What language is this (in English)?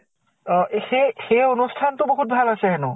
Assamese